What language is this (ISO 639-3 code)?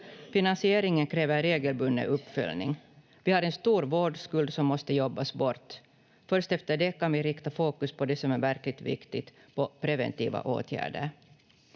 fin